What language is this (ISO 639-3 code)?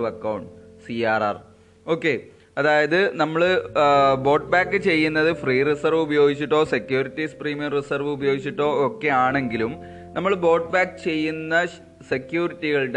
mal